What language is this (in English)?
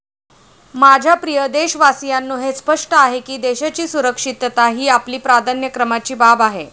Marathi